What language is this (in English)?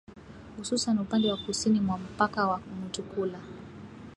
Swahili